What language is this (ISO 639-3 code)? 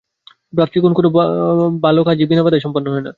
ben